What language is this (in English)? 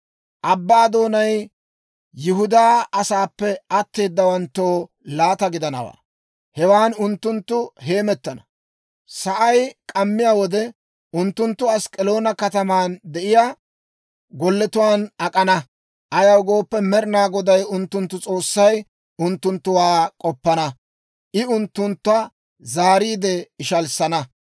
Dawro